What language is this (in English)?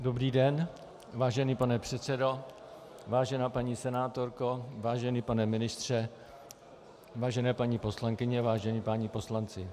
Czech